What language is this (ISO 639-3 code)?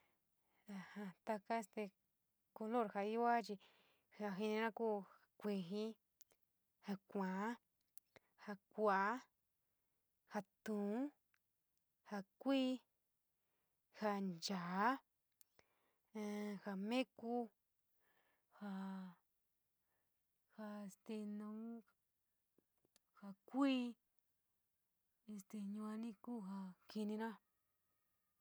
mig